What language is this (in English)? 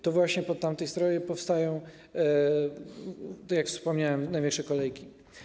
Polish